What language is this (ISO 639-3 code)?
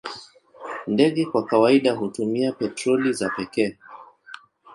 swa